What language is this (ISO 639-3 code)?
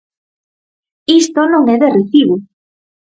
glg